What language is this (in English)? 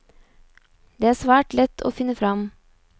Norwegian